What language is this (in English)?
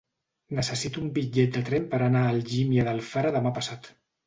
Catalan